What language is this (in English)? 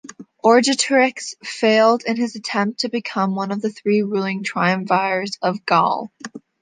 English